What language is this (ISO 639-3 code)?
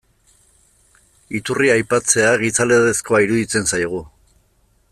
eus